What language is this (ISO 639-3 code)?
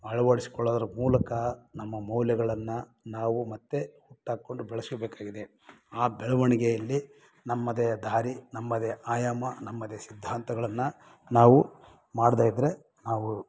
kan